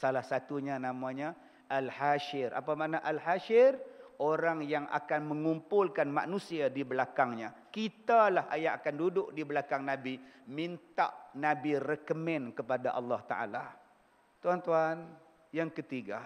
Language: Malay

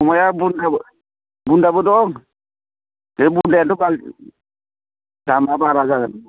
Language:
Bodo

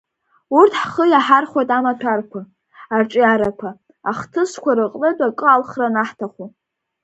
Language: Abkhazian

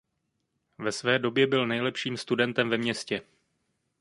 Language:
Czech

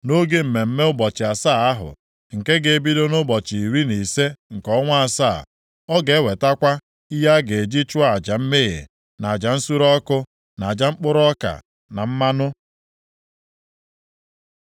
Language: Igbo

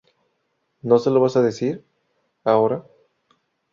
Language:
Spanish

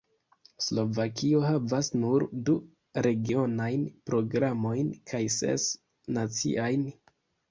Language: Esperanto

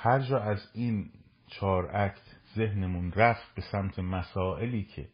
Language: Persian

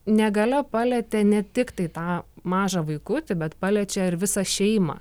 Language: Lithuanian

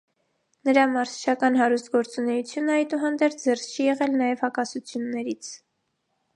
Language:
Armenian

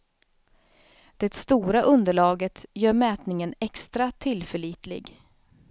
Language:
Swedish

